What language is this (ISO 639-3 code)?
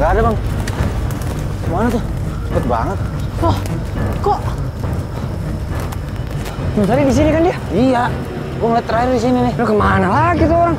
ind